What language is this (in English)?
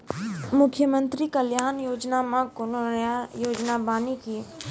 Maithili